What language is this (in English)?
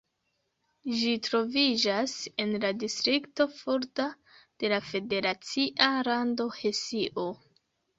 Esperanto